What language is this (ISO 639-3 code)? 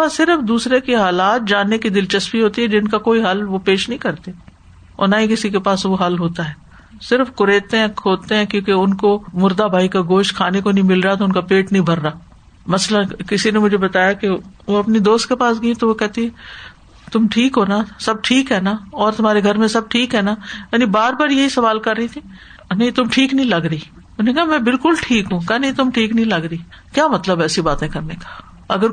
urd